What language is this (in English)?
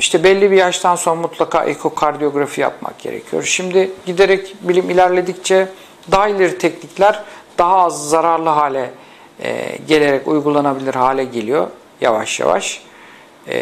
Turkish